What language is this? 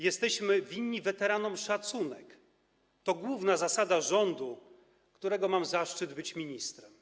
Polish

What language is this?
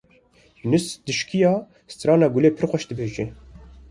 Kurdish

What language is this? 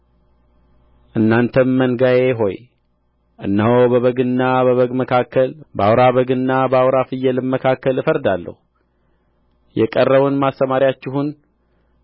Amharic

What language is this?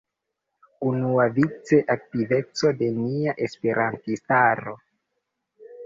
Esperanto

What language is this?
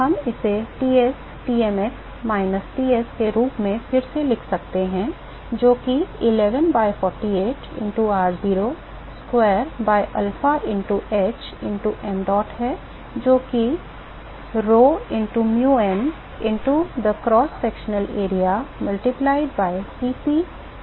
Hindi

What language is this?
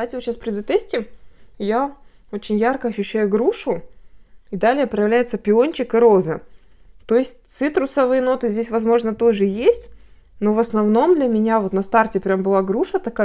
Russian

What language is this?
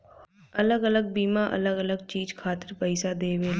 Bhojpuri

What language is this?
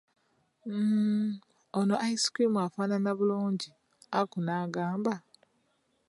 Ganda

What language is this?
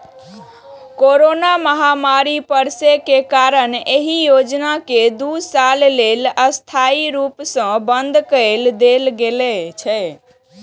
Maithili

